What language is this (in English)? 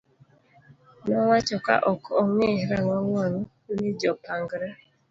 Luo (Kenya and Tanzania)